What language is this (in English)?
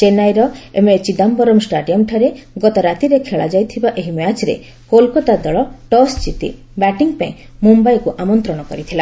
Odia